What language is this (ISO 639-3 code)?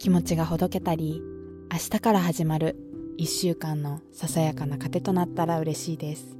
jpn